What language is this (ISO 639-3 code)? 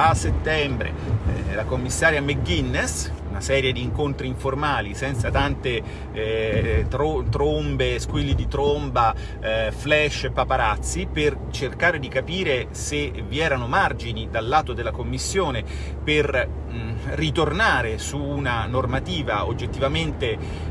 ita